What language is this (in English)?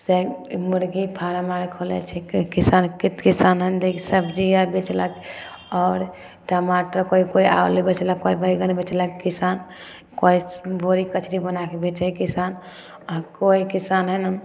Maithili